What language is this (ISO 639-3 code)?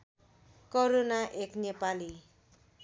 nep